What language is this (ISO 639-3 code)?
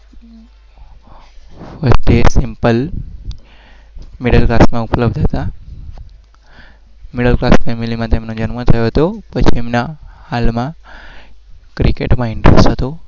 guj